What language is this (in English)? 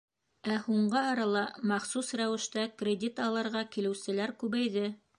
Bashkir